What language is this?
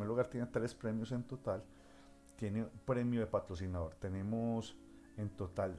Spanish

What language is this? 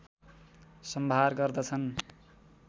Nepali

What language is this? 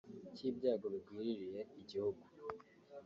Kinyarwanda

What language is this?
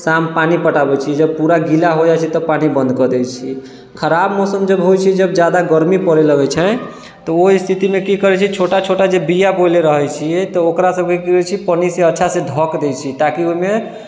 Maithili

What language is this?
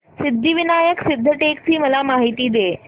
Marathi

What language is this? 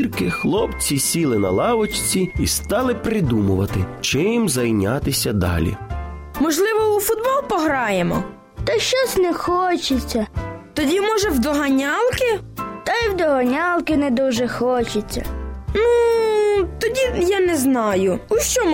Ukrainian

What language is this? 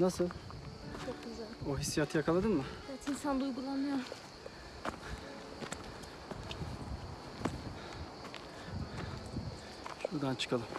Turkish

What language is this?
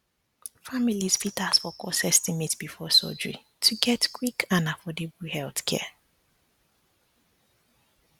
Nigerian Pidgin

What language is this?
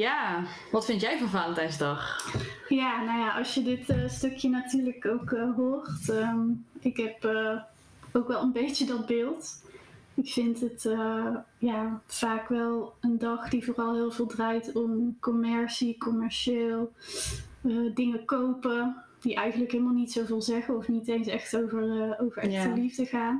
Dutch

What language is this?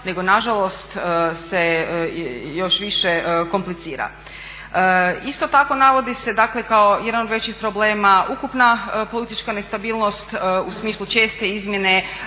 Croatian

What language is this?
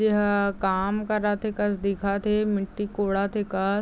Chhattisgarhi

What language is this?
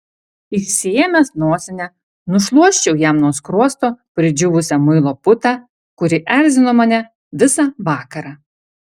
Lithuanian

